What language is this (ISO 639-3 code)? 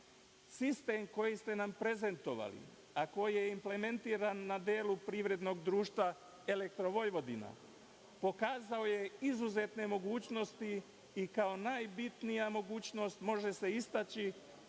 srp